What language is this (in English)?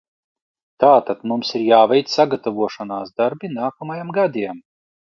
Latvian